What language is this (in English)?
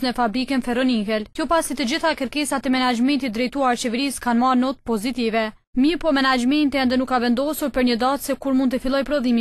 Romanian